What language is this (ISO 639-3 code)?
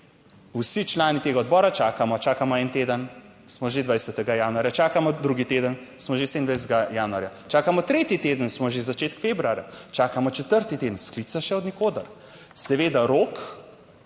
slv